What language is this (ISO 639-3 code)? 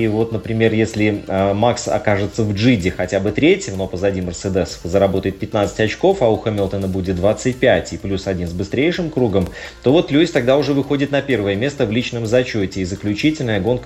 rus